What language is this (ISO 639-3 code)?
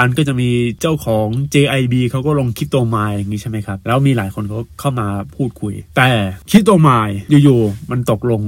tha